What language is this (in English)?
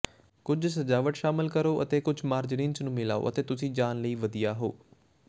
Punjabi